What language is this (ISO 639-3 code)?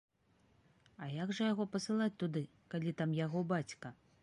bel